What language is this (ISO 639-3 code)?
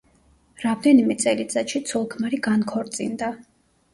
kat